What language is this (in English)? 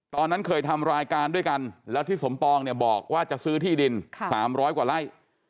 Thai